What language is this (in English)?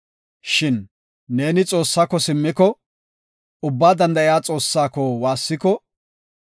Gofa